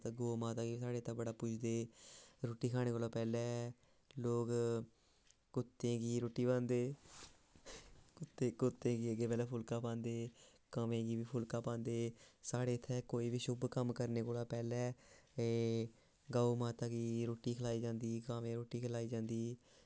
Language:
Dogri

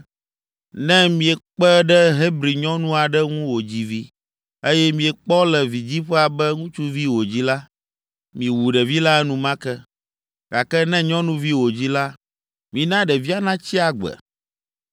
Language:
Ewe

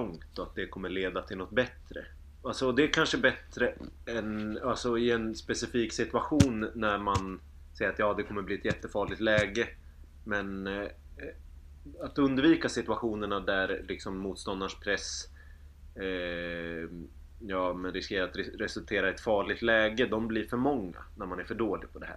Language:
Swedish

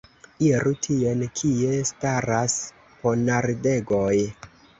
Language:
Esperanto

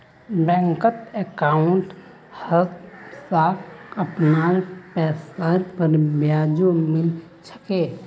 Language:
Magahi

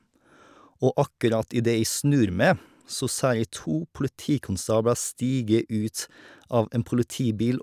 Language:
Norwegian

